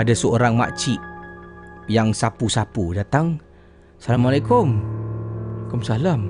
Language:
Malay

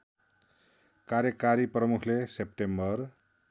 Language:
Nepali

